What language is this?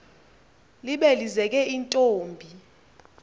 Xhosa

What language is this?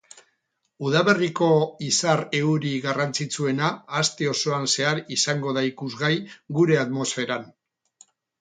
Basque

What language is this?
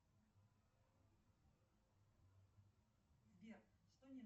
Russian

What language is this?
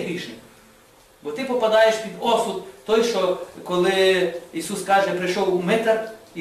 Ukrainian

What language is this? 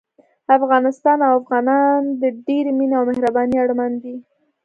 Pashto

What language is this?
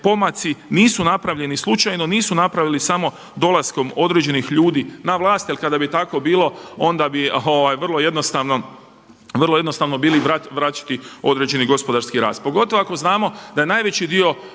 Croatian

